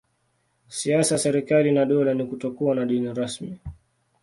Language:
Swahili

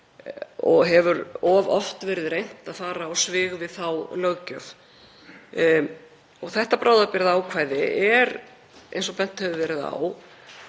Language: Icelandic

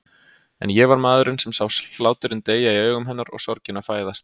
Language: Icelandic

